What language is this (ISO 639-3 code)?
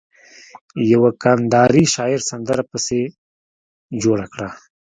pus